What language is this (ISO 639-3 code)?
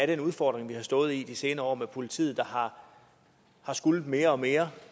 dan